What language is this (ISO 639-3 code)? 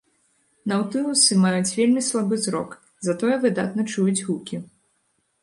bel